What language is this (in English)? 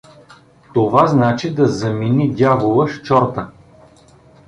Bulgarian